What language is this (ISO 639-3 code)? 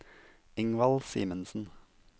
nor